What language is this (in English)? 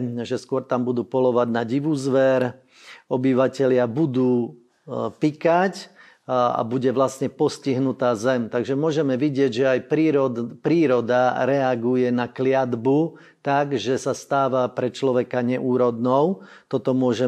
Slovak